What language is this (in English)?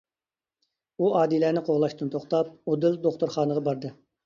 Uyghur